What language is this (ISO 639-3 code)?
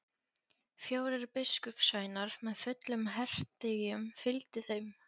isl